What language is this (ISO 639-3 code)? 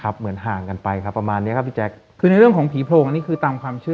tha